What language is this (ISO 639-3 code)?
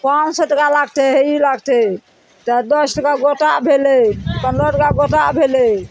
mai